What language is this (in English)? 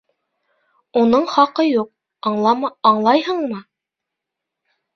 Bashkir